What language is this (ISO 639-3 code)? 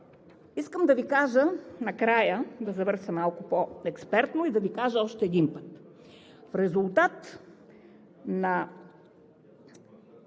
bul